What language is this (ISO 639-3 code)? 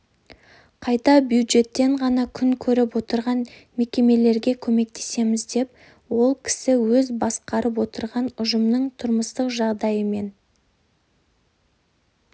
kaz